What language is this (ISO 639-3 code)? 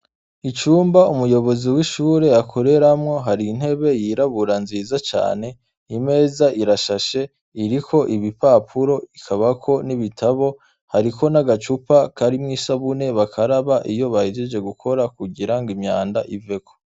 run